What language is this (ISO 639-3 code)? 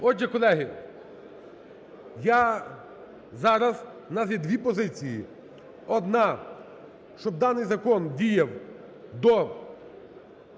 ukr